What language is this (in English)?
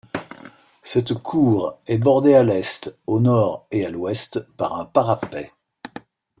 French